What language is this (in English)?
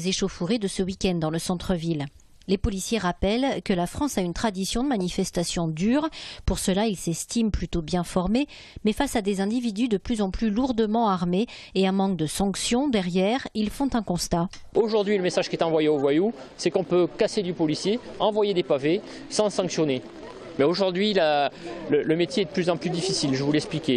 French